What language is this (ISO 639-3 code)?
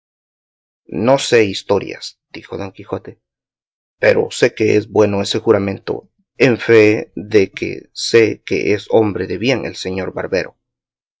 spa